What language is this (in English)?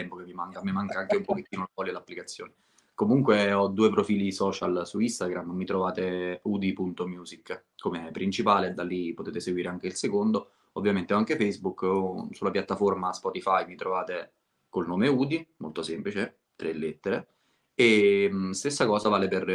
Italian